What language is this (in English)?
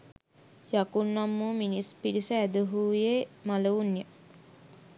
Sinhala